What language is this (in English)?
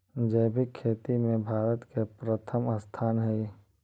Magahi